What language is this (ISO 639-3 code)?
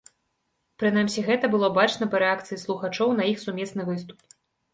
bel